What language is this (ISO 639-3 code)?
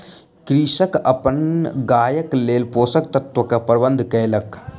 mai